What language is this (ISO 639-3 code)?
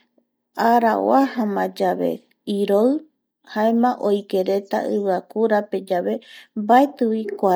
gui